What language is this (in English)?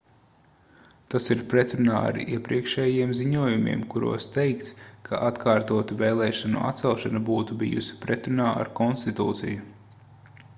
Latvian